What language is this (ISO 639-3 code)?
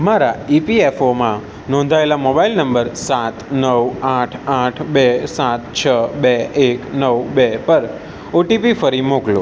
guj